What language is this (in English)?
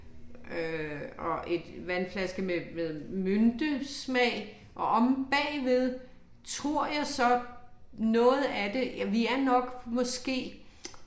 Danish